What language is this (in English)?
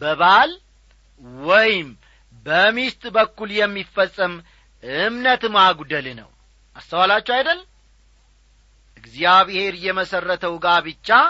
Amharic